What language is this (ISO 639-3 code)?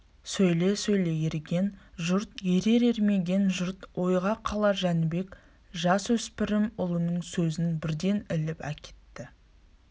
kaz